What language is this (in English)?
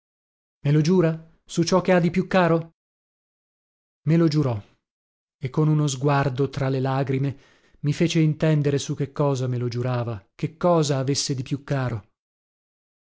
Italian